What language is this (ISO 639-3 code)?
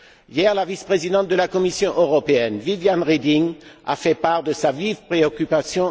fra